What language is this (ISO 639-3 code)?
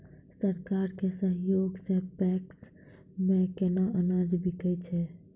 mai